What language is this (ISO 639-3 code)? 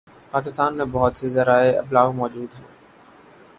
urd